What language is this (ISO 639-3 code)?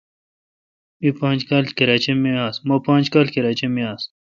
xka